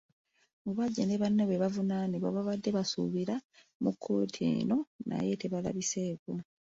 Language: Ganda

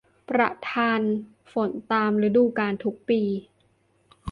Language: Thai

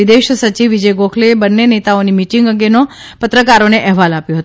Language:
Gujarati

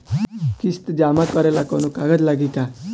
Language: Bhojpuri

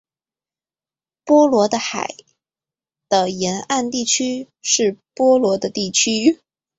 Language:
Chinese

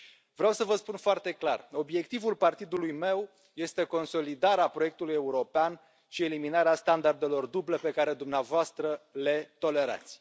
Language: Romanian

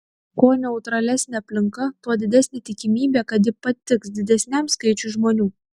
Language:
Lithuanian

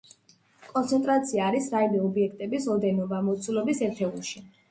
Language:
Georgian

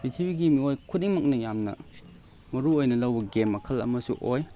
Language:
Manipuri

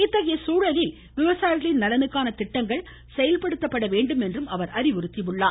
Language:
Tamil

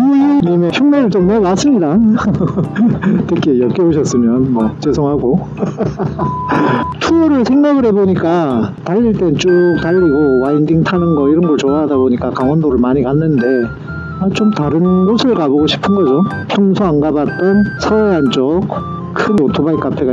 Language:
Korean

